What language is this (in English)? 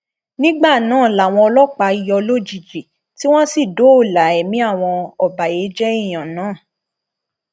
Yoruba